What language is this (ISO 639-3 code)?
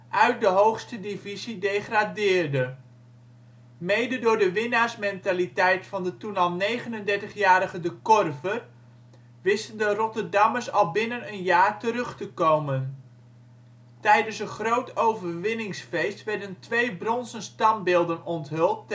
nld